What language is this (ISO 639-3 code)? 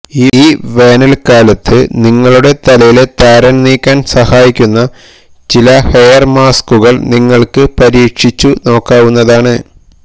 mal